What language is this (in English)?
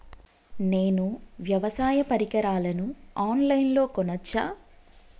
Telugu